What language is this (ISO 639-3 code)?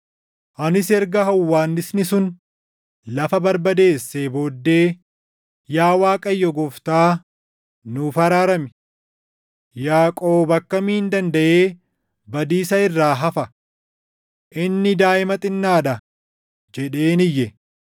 orm